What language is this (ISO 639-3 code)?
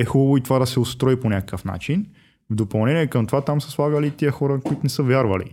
bul